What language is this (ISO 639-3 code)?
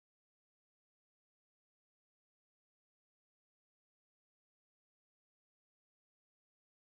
vie